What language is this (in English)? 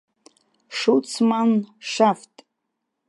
Abkhazian